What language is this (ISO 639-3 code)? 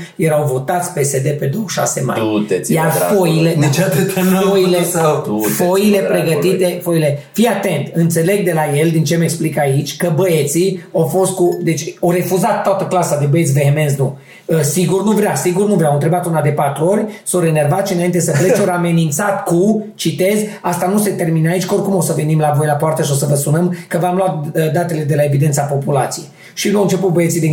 ron